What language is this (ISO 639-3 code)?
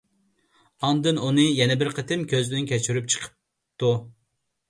uig